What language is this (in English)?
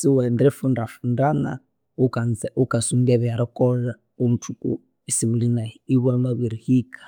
Konzo